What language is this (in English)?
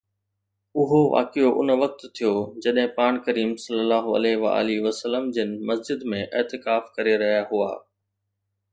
Sindhi